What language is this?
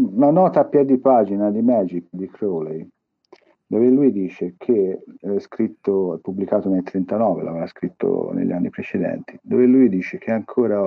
Italian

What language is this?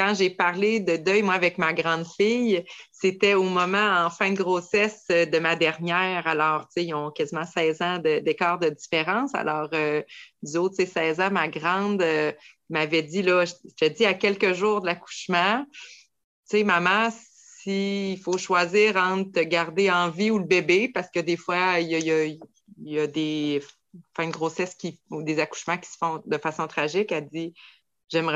French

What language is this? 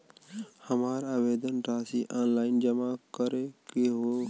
Bhojpuri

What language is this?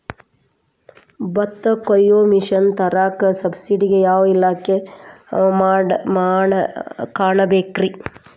Kannada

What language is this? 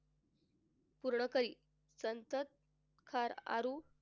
Marathi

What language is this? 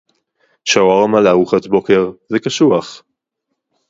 Hebrew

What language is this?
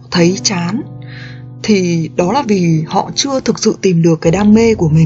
Vietnamese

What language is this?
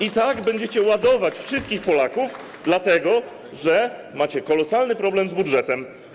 Polish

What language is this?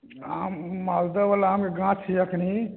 Maithili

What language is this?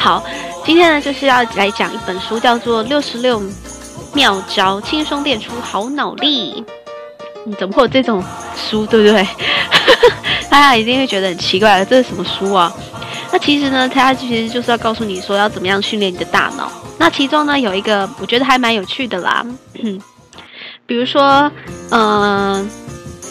Chinese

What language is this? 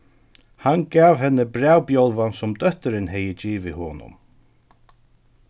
Faroese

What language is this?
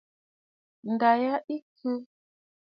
Bafut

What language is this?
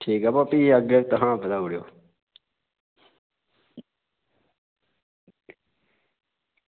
Dogri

